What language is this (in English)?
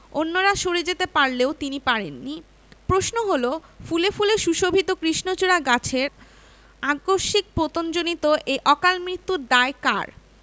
Bangla